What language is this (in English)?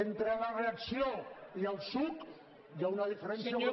Catalan